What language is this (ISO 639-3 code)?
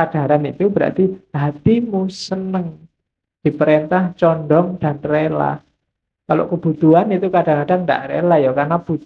ind